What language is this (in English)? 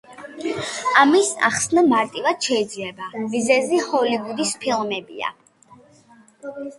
Georgian